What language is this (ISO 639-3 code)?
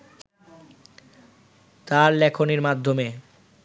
ben